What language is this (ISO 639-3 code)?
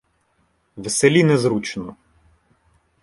ukr